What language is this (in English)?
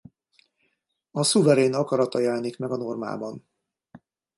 Hungarian